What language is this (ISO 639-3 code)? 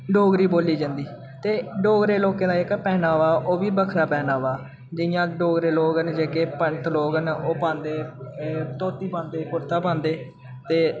doi